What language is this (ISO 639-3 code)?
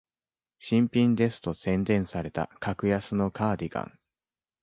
jpn